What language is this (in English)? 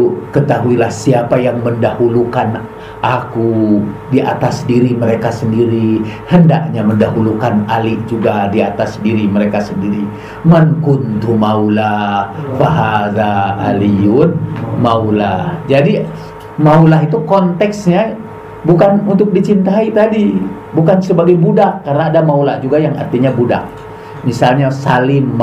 Indonesian